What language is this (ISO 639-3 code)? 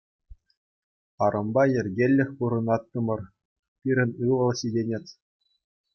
chv